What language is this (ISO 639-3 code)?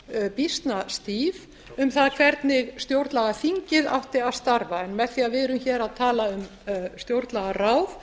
isl